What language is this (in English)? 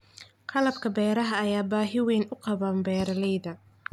Somali